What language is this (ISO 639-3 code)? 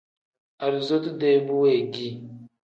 kdh